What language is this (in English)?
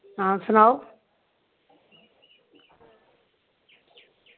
Dogri